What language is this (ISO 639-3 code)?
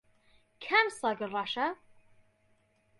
ckb